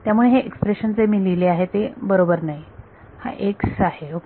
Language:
Marathi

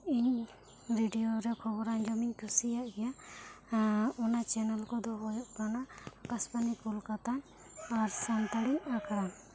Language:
Santali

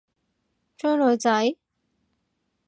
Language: Cantonese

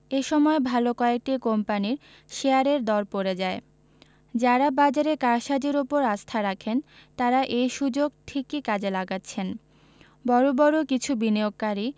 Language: Bangla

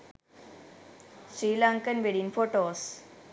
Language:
Sinhala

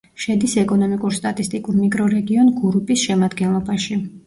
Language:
Georgian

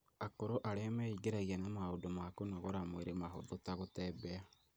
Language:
Kikuyu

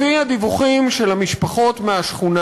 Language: Hebrew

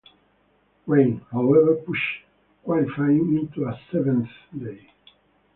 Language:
English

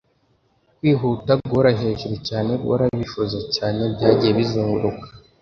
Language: Kinyarwanda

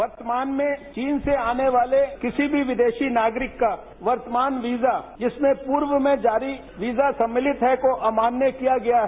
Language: Hindi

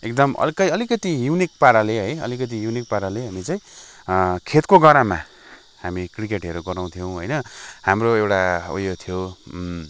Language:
Nepali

